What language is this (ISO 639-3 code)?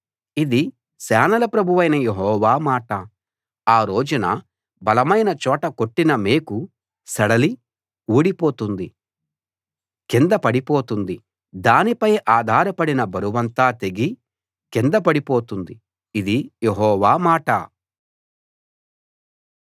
tel